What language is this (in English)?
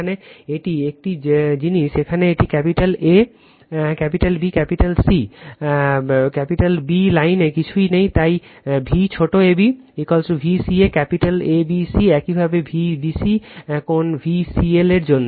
Bangla